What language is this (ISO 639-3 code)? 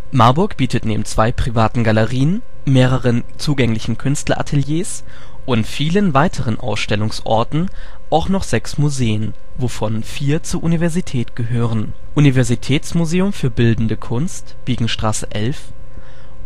deu